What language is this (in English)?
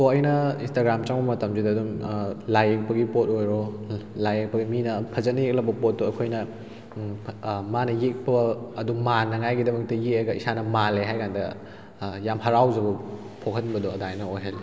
Manipuri